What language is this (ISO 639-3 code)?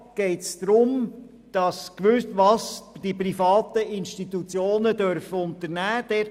gsw